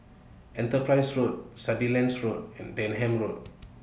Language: English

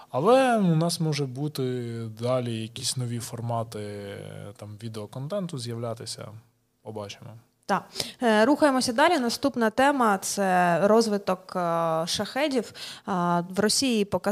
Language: Ukrainian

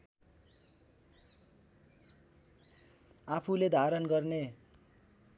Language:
Nepali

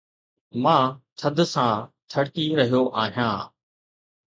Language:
Sindhi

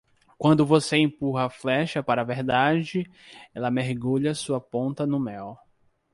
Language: Portuguese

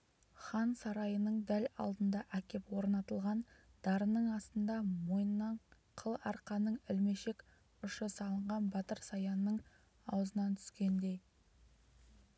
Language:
Kazakh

